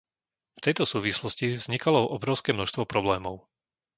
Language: Slovak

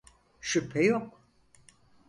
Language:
Turkish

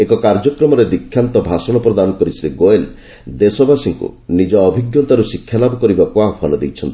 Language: Odia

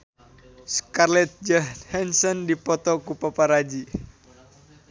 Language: Sundanese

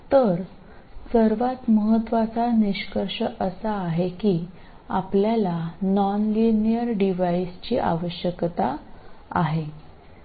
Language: Marathi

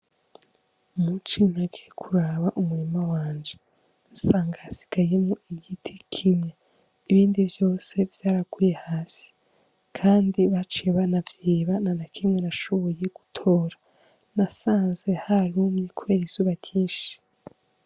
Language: Rundi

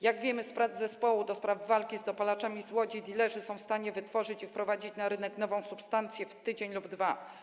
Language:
Polish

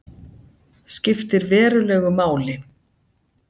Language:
Icelandic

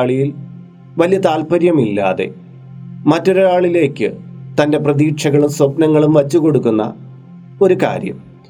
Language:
Malayalam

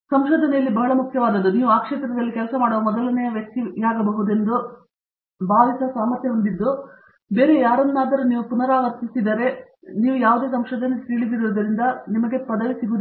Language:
Kannada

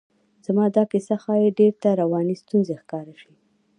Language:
Pashto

